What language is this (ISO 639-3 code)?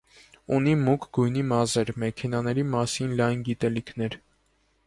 hye